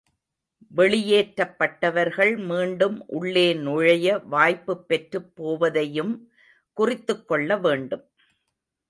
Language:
Tamil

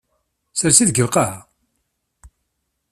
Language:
Kabyle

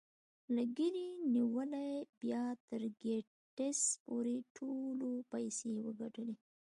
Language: Pashto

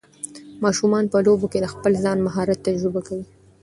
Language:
Pashto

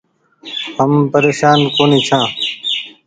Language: Goaria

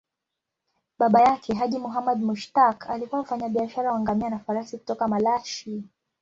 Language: Swahili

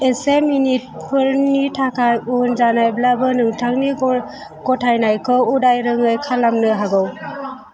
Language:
Bodo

